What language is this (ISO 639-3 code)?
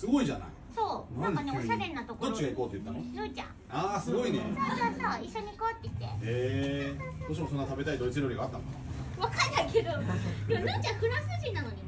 jpn